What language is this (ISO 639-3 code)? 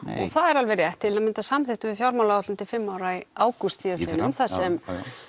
isl